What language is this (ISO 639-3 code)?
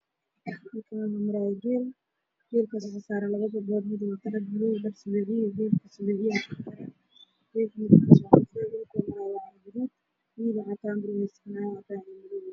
som